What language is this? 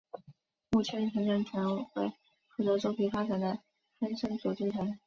Chinese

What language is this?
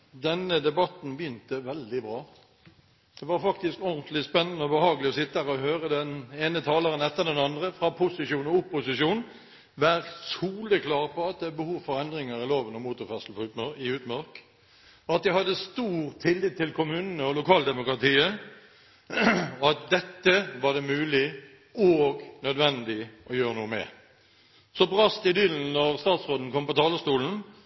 Norwegian Bokmål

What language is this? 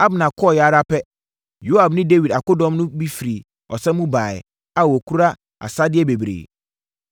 Akan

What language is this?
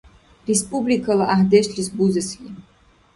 Dargwa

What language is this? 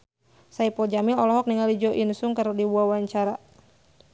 Sundanese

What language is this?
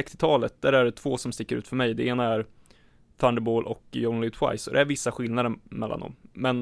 Swedish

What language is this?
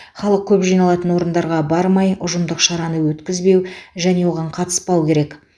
Kazakh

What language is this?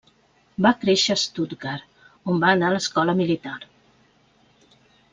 Catalan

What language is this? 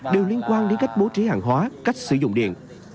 Vietnamese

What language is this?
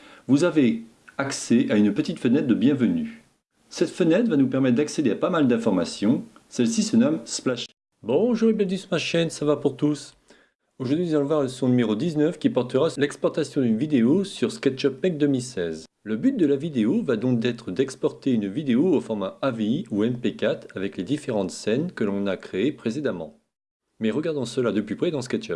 French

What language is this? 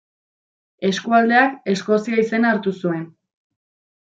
Basque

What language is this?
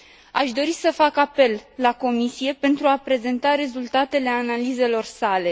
Romanian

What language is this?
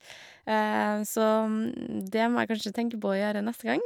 Norwegian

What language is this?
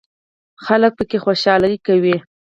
Pashto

